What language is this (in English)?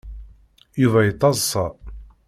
Kabyle